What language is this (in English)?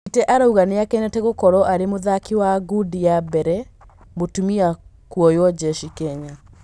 Kikuyu